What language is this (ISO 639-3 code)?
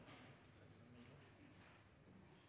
nob